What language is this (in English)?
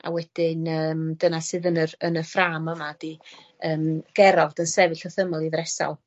Welsh